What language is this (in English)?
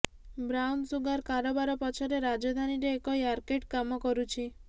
Odia